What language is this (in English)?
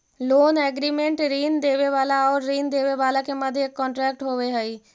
Magahi